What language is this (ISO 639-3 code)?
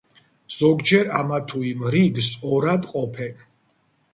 kat